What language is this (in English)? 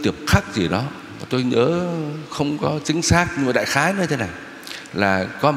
Vietnamese